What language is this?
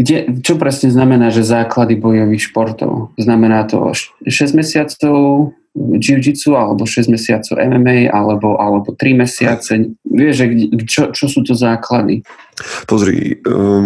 Slovak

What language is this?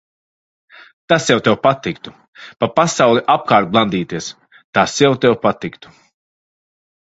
Latvian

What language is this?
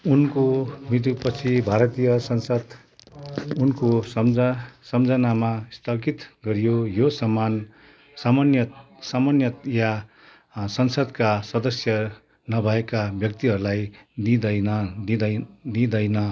Nepali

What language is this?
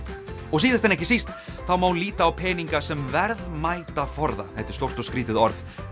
Icelandic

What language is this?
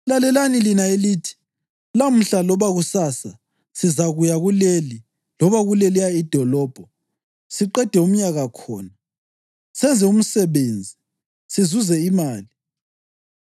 North Ndebele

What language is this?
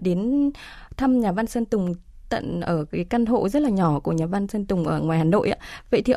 Vietnamese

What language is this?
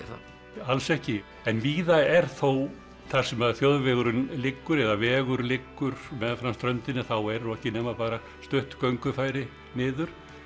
Icelandic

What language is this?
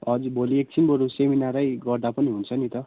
Nepali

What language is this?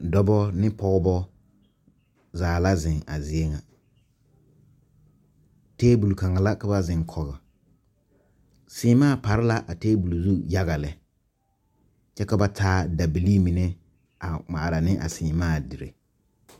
Southern Dagaare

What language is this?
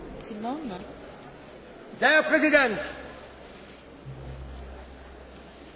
German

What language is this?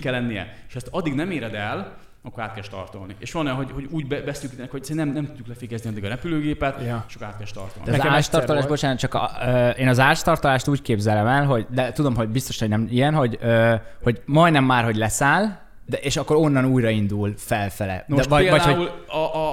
Hungarian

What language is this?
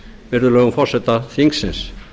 Icelandic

